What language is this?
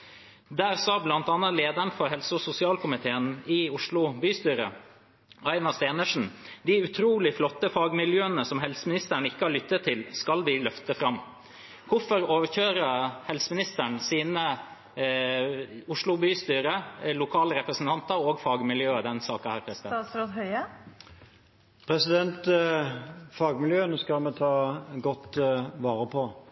Norwegian Bokmål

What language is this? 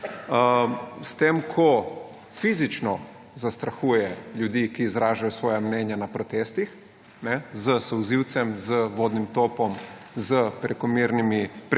Slovenian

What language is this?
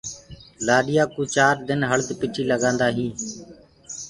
Gurgula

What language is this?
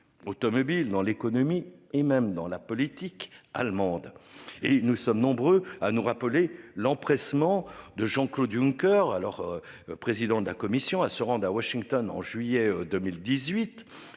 French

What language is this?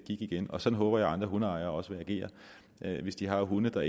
Danish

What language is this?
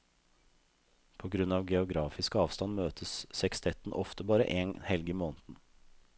Norwegian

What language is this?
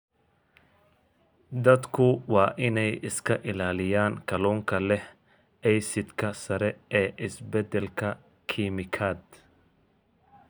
Somali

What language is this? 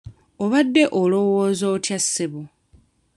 Ganda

